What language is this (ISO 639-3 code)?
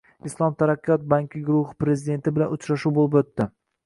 uzb